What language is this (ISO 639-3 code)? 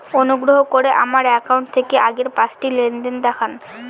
ben